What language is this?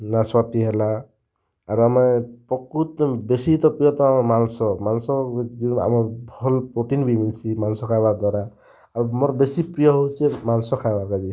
Odia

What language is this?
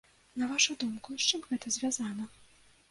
Belarusian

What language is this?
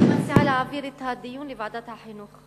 Hebrew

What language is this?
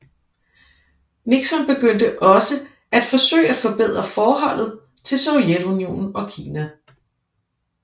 Danish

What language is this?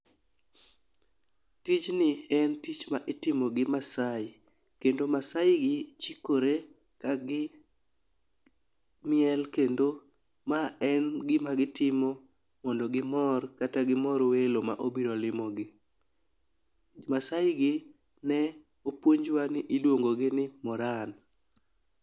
Luo (Kenya and Tanzania)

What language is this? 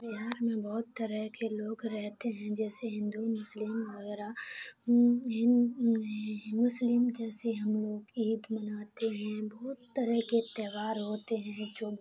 Urdu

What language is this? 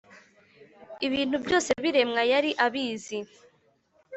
Kinyarwanda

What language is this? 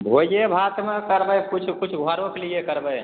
Maithili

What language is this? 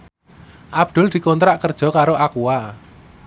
Javanese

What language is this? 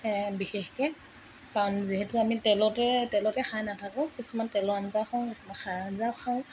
Assamese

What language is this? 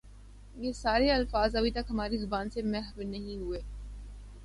Urdu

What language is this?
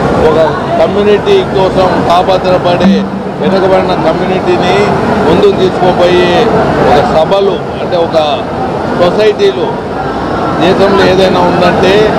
Telugu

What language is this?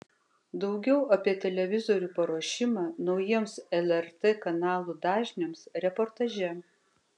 Lithuanian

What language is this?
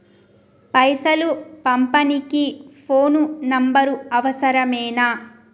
Telugu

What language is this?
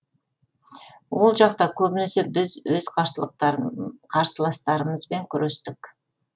Kazakh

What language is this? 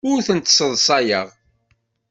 Kabyle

